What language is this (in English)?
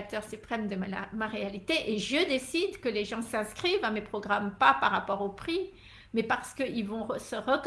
French